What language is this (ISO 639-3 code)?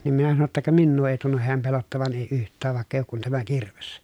fin